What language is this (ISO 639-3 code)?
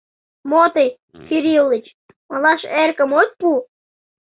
chm